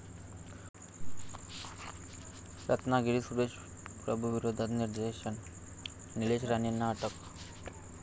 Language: Marathi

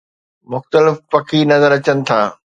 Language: Sindhi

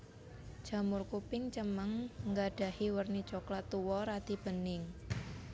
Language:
Javanese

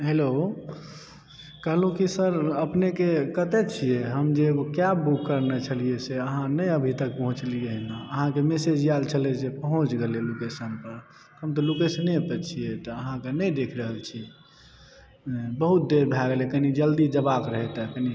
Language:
Maithili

